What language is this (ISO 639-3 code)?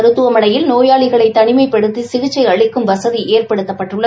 tam